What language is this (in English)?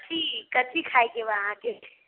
Maithili